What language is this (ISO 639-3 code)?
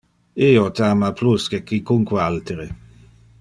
ina